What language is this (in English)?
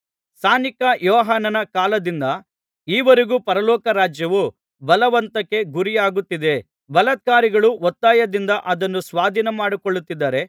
Kannada